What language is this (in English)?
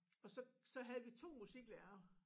Danish